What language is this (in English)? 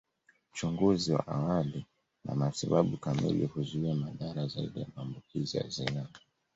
Swahili